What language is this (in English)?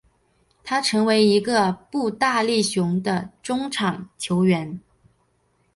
Chinese